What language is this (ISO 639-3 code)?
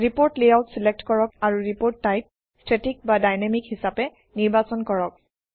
asm